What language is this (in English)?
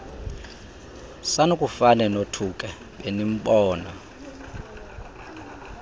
Xhosa